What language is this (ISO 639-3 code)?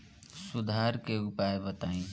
bho